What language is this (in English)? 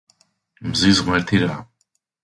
Georgian